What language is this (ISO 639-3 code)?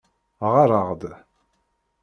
kab